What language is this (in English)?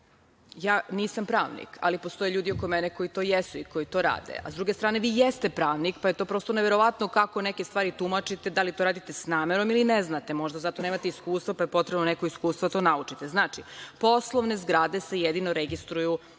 Serbian